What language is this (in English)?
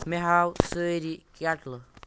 Kashmiri